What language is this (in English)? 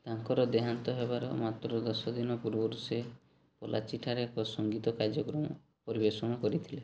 Odia